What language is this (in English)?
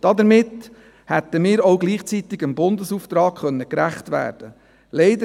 Swiss German